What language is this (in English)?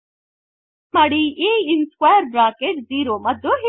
Kannada